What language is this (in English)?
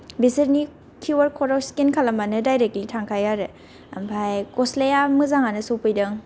Bodo